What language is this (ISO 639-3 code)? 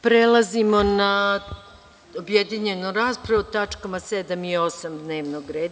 srp